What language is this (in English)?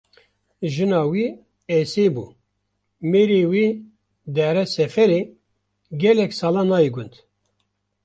Kurdish